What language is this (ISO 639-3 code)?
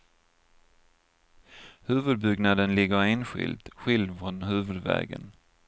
swe